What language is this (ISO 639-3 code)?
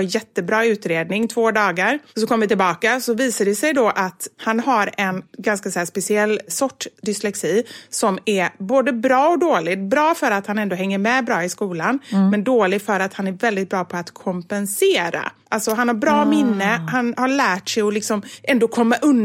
swe